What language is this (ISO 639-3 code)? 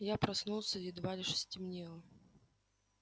rus